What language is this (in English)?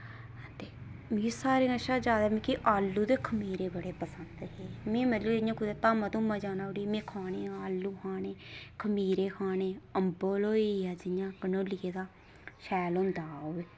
Dogri